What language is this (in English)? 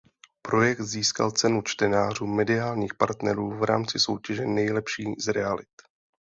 Czech